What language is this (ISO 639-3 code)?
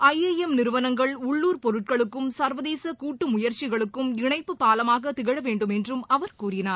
tam